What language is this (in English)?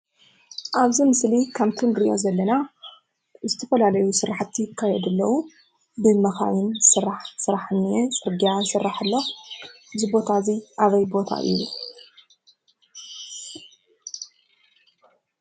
Tigrinya